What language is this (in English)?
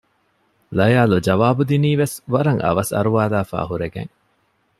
Divehi